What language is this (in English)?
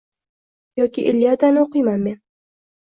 Uzbek